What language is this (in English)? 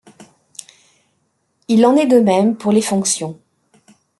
French